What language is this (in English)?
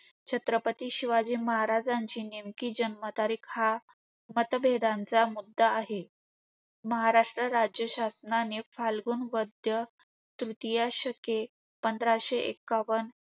Marathi